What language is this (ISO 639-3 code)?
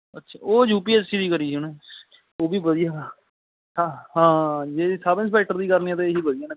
pan